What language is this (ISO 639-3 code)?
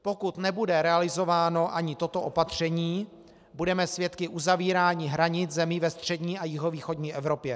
ces